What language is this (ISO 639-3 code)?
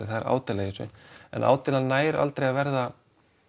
isl